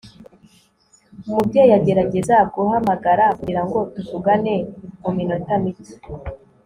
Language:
Kinyarwanda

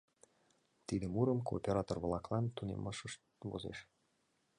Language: Mari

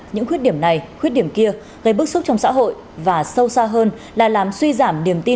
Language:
Vietnamese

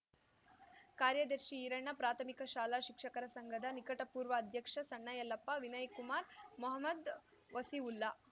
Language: Kannada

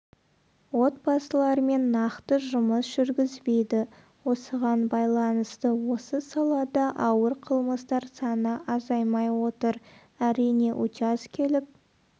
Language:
Kazakh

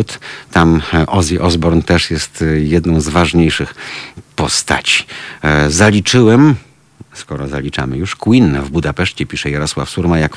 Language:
Polish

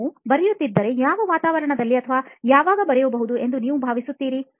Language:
Kannada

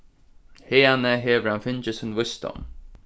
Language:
Faroese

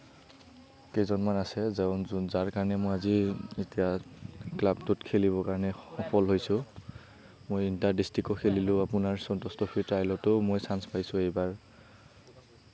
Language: Assamese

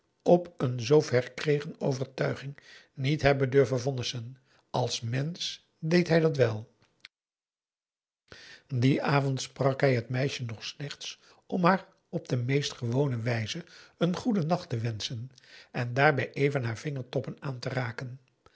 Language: Dutch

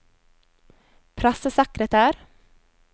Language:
Norwegian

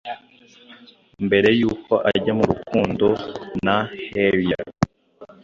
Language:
Kinyarwanda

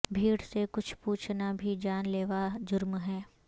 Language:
Urdu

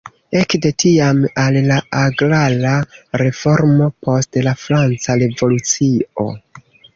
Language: Esperanto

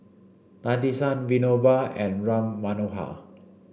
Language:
English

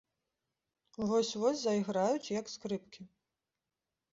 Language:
Belarusian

